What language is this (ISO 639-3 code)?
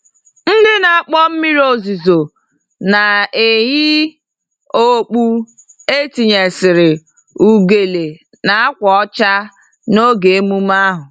ibo